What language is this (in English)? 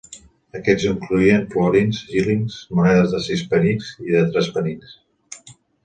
Catalan